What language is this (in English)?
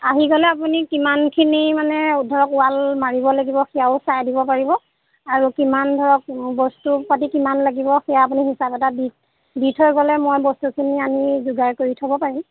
Assamese